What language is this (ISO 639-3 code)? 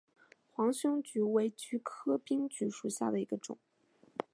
zho